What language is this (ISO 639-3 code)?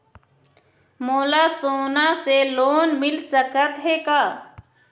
hne